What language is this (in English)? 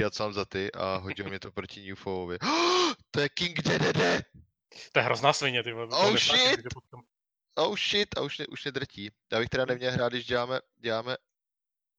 Czech